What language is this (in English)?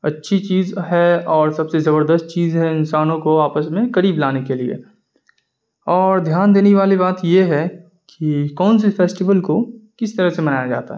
Urdu